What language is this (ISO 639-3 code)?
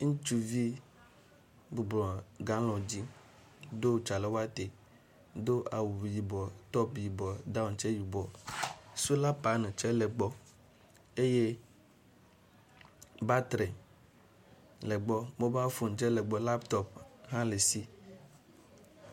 ewe